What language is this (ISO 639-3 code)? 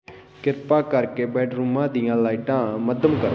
pan